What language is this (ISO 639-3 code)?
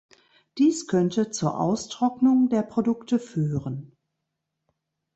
deu